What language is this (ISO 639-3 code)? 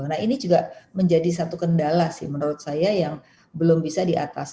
ind